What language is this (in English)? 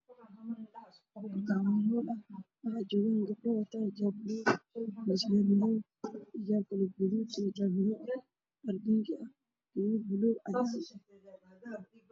Somali